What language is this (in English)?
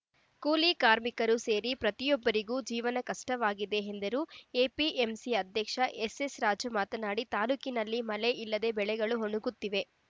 Kannada